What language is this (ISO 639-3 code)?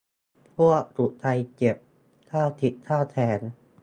tha